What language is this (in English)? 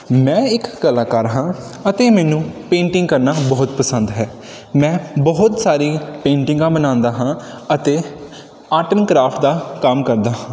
Punjabi